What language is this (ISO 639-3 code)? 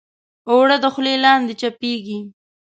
pus